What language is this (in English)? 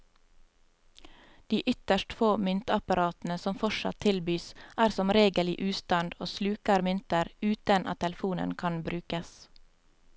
Norwegian